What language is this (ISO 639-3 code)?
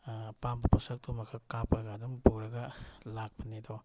mni